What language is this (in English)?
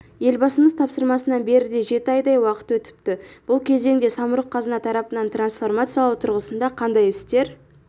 Kazakh